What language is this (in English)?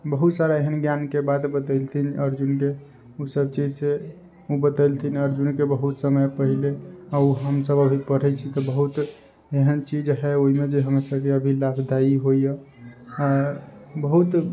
Maithili